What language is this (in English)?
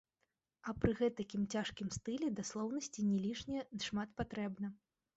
Belarusian